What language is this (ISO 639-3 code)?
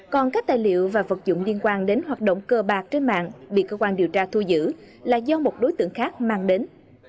vie